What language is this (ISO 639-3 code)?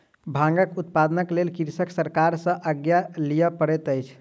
mai